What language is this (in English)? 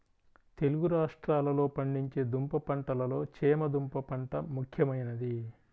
Telugu